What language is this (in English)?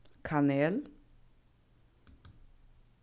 Faroese